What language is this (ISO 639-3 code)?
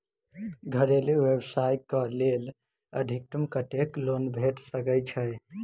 mai